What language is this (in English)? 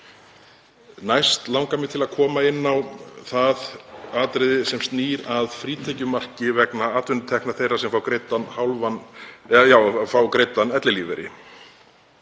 Icelandic